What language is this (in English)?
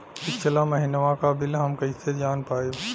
Bhojpuri